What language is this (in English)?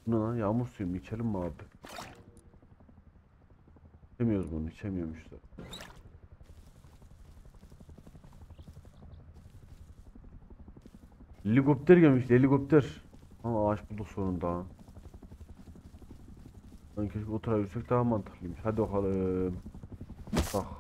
Turkish